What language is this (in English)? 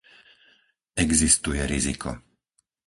Slovak